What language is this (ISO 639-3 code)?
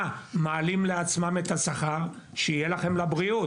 heb